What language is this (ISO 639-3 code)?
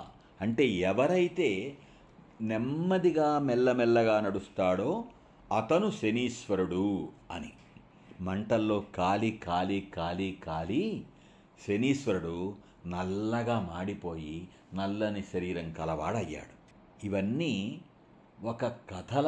tel